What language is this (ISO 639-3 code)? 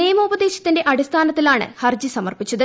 mal